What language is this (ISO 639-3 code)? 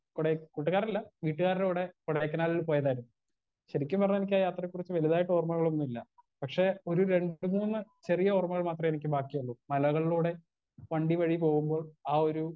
mal